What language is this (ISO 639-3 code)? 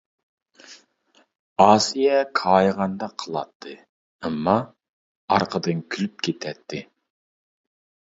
uig